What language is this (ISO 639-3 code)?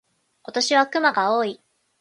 jpn